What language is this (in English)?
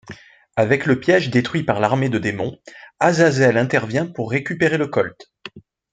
French